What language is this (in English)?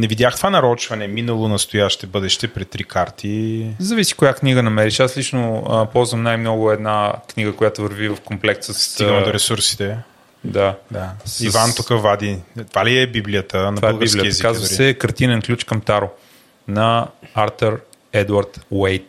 Bulgarian